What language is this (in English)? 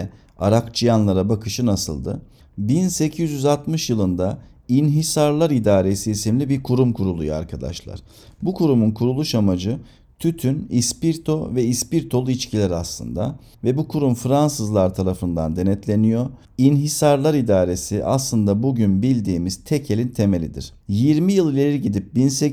Turkish